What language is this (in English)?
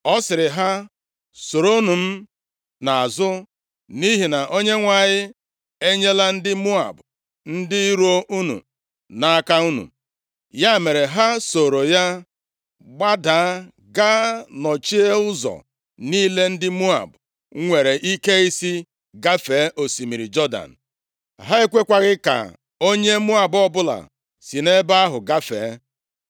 Igbo